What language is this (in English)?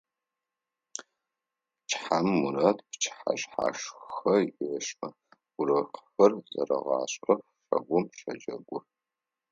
Adyghe